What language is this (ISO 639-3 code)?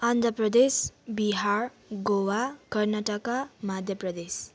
nep